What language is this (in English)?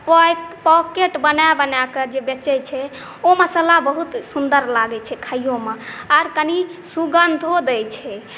Maithili